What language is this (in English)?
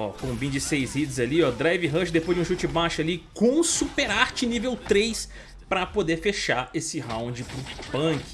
Portuguese